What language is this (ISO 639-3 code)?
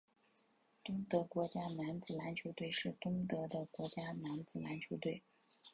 zho